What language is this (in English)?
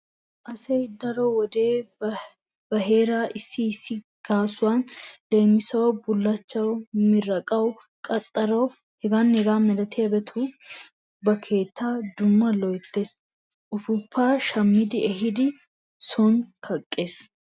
Wolaytta